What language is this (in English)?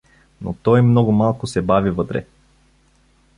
Bulgarian